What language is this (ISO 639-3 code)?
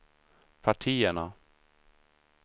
swe